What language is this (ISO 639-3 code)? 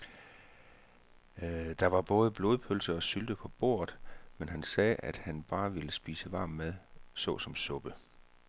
dan